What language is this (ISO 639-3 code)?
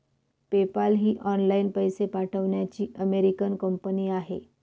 mar